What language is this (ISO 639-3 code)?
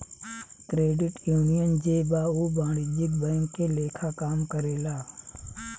bho